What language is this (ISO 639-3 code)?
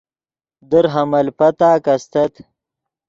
ydg